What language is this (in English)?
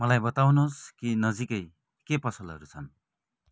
Nepali